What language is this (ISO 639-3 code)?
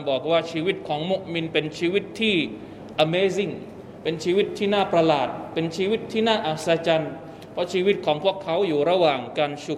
tha